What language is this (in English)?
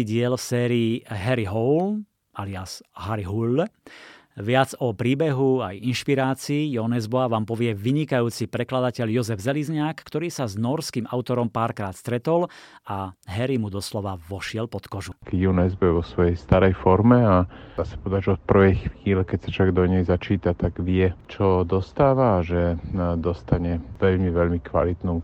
Slovak